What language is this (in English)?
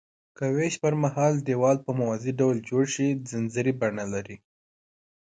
Pashto